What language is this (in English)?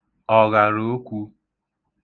Igbo